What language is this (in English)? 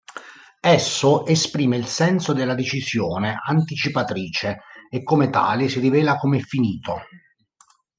Italian